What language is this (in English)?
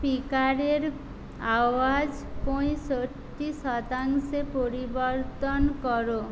Bangla